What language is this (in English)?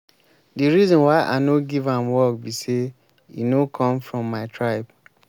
Nigerian Pidgin